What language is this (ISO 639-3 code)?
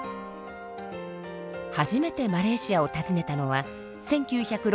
jpn